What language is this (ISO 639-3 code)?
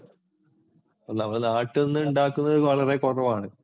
mal